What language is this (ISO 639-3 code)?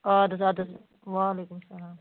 kas